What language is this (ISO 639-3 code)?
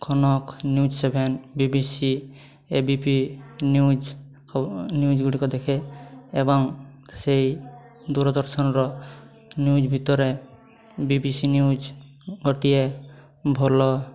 ori